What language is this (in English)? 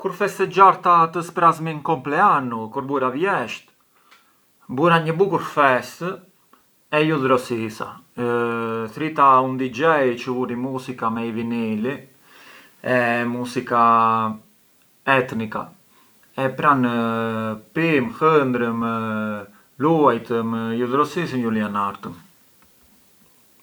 Arbëreshë Albanian